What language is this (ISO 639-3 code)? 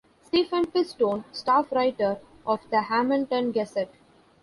eng